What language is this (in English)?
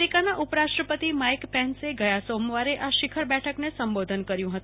Gujarati